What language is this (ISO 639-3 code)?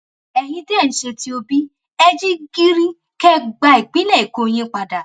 yor